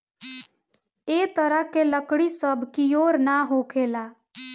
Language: Bhojpuri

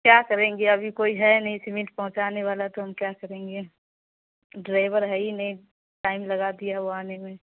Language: Urdu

